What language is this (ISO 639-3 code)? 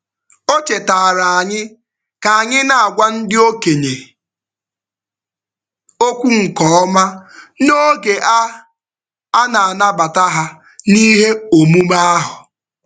ibo